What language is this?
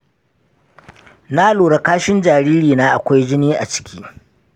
Hausa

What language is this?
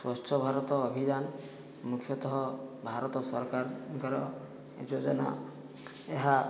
Odia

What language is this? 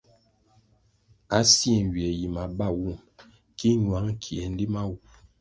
Kwasio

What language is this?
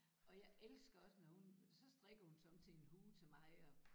Danish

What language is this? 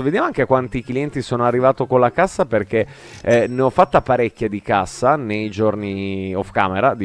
Italian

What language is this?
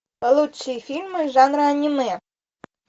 Russian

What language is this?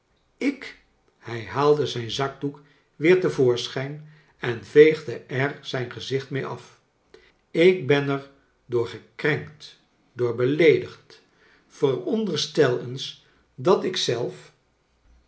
Dutch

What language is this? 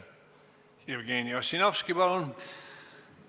Estonian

